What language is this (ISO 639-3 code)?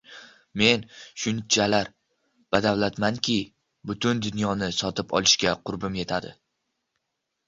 uzb